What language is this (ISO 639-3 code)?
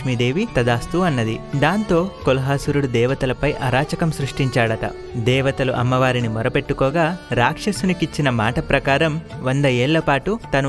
tel